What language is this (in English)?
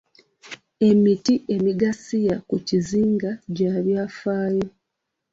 Ganda